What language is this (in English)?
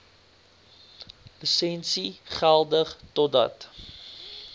Afrikaans